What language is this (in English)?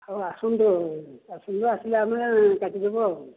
Odia